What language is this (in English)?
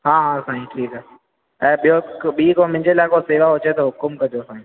Sindhi